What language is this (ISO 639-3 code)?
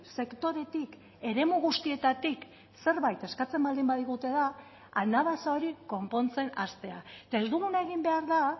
eus